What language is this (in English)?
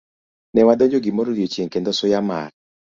Luo (Kenya and Tanzania)